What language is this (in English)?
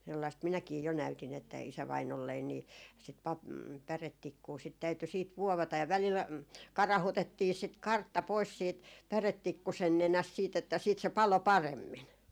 Finnish